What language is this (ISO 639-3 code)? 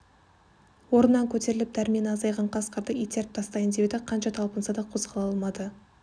kaz